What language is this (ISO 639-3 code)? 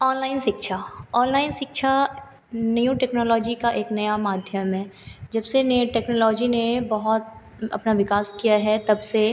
hin